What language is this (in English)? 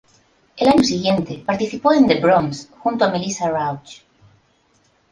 Spanish